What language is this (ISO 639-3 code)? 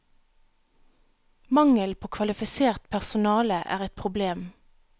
nor